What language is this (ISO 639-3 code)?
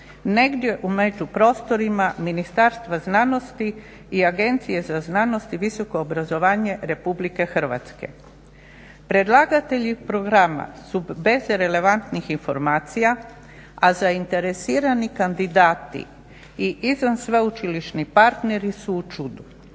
hrv